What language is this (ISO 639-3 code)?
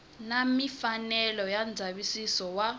tso